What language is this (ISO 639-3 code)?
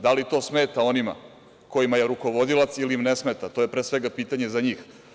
srp